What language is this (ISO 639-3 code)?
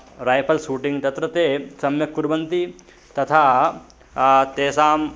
san